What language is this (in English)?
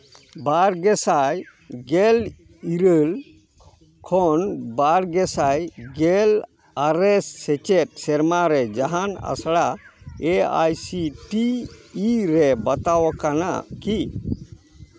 Santali